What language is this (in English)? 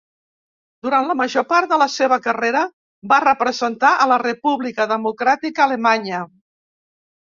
Catalan